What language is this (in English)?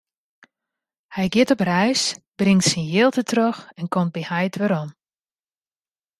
Western Frisian